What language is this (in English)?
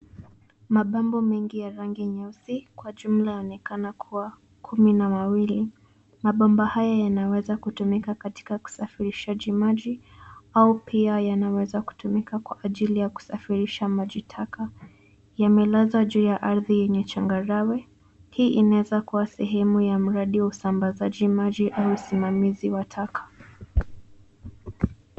Swahili